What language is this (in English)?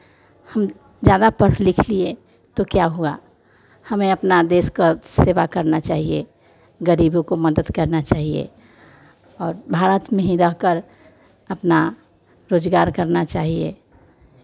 Hindi